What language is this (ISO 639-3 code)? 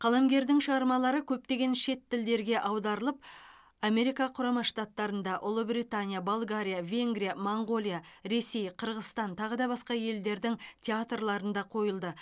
kaz